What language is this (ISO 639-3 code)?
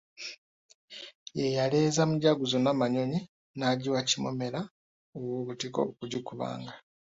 lug